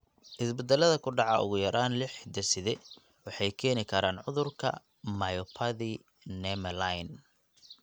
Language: Somali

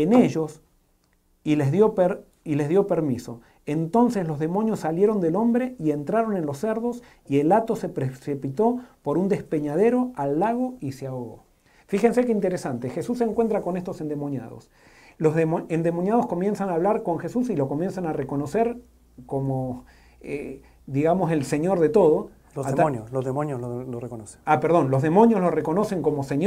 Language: Spanish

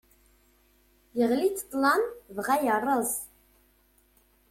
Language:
Kabyle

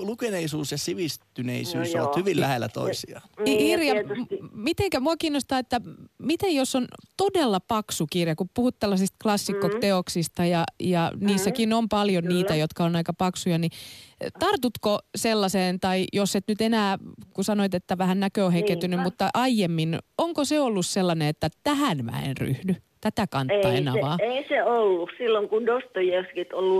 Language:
Finnish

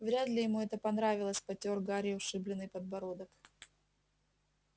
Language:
Russian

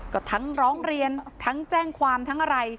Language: Thai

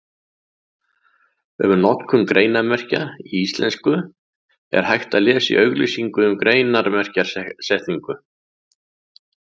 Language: Icelandic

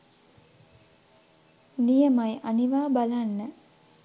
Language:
Sinhala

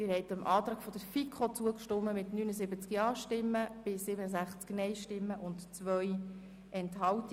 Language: Swiss German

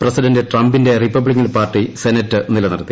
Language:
Malayalam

